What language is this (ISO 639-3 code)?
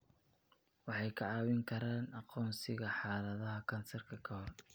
som